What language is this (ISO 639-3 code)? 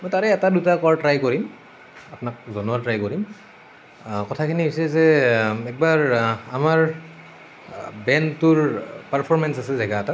asm